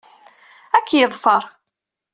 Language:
Kabyle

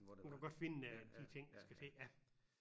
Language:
Danish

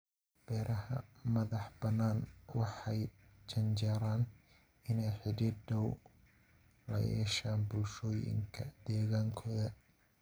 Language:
Somali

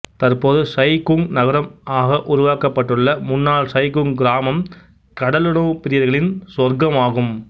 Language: Tamil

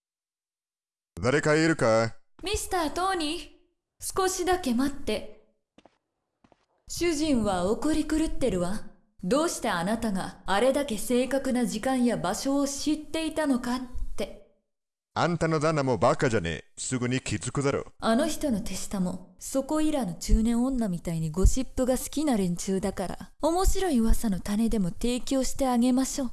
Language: Japanese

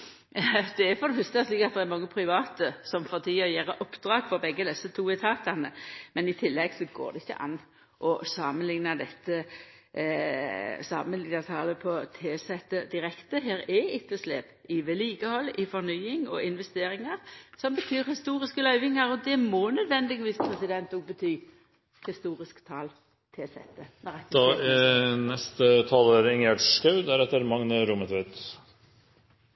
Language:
Norwegian Nynorsk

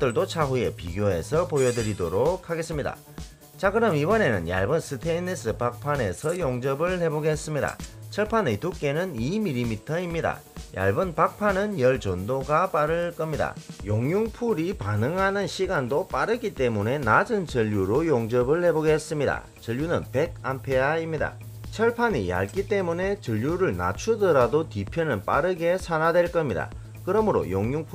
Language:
Korean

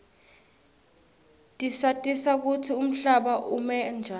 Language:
Swati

